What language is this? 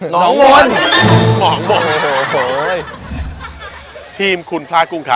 Thai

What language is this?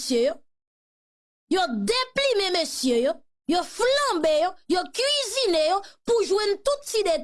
French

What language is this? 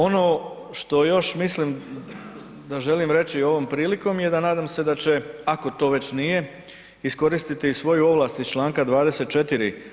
Croatian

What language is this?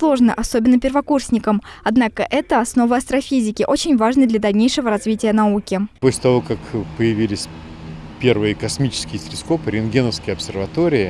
Russian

